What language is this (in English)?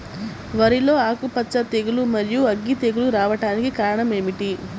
Telugu